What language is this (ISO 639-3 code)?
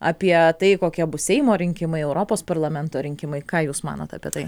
lit